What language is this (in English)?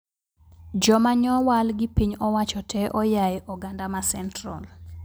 Luo (Kenya and Tanzania)